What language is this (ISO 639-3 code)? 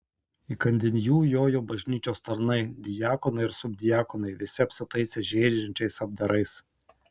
lit